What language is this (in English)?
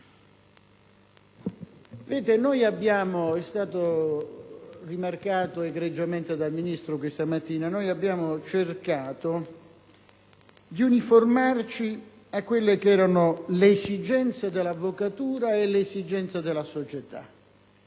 Italian